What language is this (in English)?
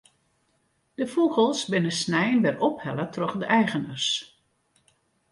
Western Frisian